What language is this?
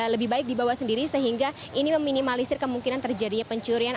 Indonesian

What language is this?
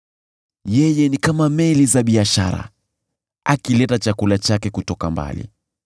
Swahili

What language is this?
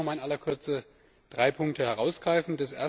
German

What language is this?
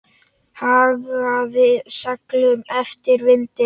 Icelandic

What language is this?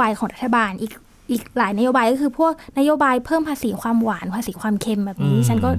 Thai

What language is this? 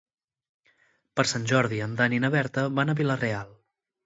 Catalan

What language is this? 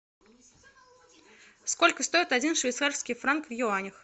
Russian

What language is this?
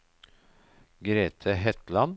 Norwegian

